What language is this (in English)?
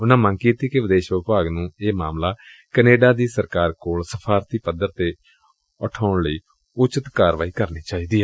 Punjabi